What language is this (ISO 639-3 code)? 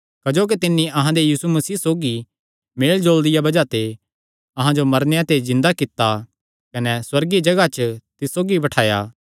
xnr